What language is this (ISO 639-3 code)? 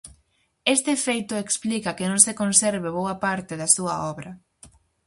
glg